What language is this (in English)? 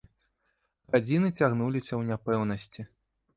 Belarusian